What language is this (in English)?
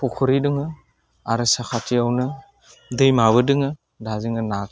Bodo